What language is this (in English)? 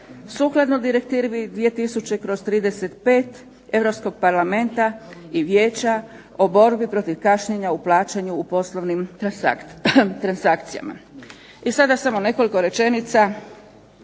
Croatian